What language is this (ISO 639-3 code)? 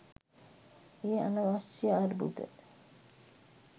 sin